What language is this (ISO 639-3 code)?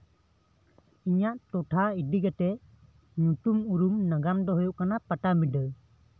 sat